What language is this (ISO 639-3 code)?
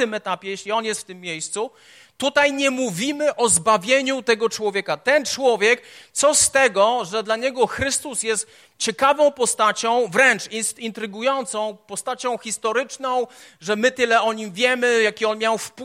pol